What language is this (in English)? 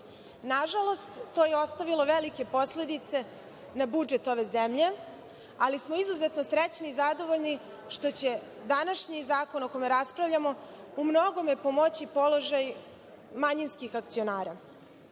Serbian